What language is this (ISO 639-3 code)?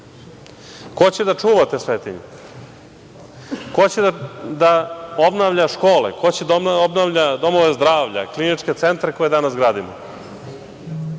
srp